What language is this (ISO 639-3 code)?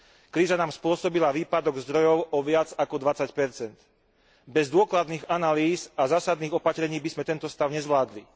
slk